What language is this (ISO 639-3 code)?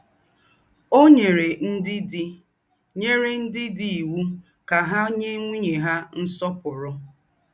ibo